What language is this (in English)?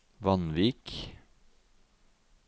Norwegian